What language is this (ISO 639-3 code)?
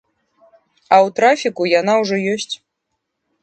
bel